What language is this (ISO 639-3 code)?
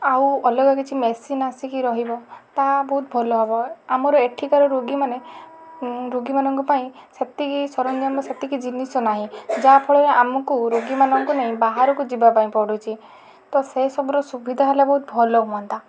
ori